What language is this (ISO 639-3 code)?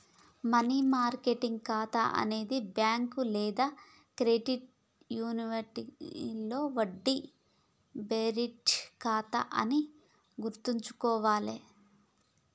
tel